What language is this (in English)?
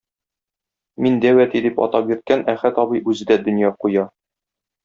Tatar